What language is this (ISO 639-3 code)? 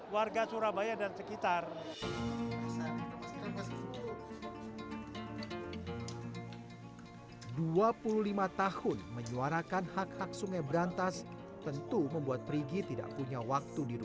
ind